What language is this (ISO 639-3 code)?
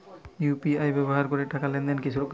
ben